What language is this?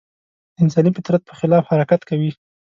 Pashto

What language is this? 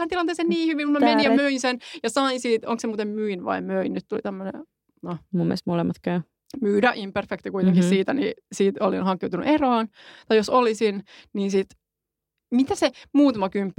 Finnish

